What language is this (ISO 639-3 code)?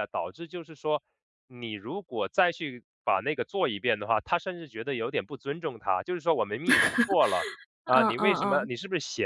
zho